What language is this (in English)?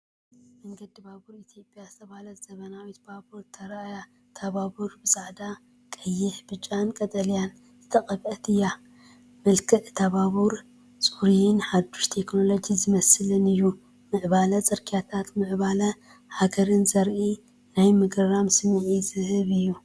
Tigrinya